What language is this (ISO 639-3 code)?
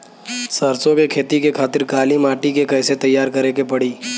bho